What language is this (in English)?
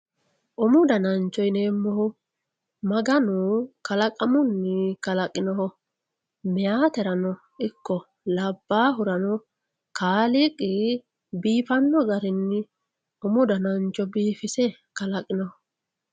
Sidamo